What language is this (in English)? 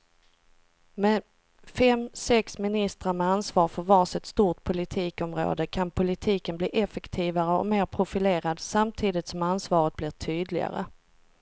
Swedish